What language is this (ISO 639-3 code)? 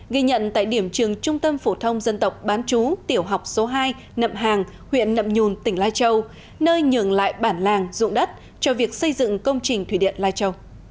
vie